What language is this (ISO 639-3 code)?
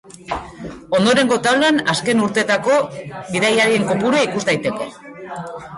eus